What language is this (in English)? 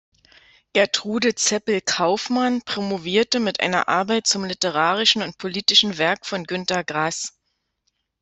German